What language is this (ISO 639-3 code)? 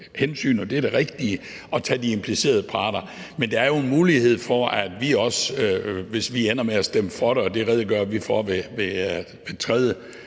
dan